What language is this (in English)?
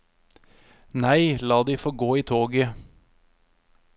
Norwegian